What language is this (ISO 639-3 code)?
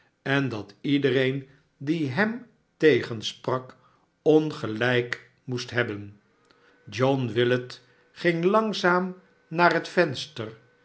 nld